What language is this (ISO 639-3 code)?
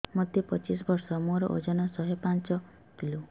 ori